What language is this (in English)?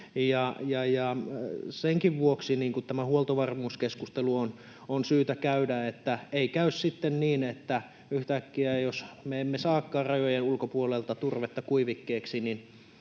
Finnish